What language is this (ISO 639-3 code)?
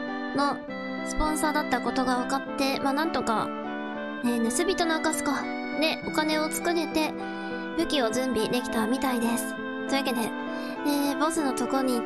jpn